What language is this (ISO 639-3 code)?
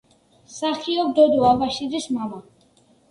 kat